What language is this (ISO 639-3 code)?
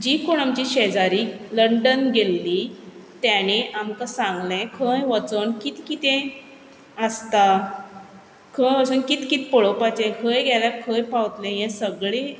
kok